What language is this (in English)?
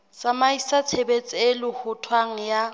Southern Sotho